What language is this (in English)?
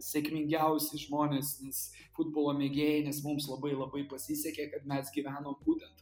Lithuanian